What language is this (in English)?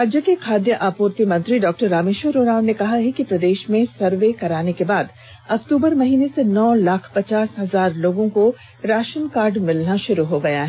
Hindi